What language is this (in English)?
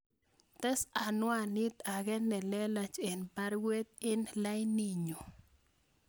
Kalenjin